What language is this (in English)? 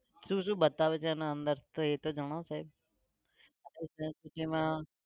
Gujarati